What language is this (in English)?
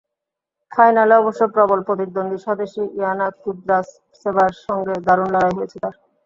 Bangla